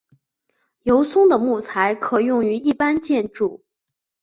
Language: Chinese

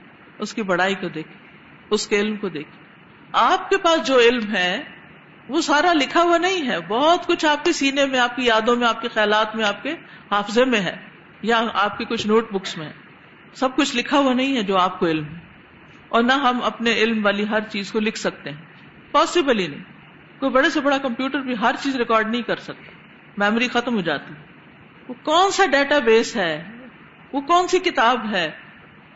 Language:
Urdu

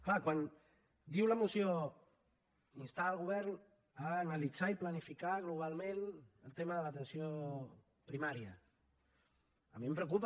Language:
Catalan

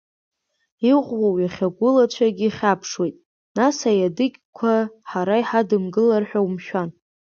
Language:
Abkhazian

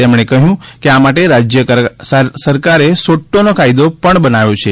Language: Gujarati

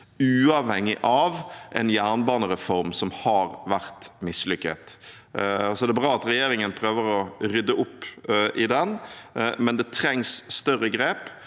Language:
Norwegian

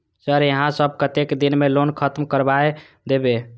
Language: Maithili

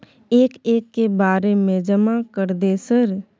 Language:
Maithili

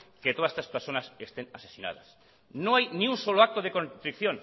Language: Spanish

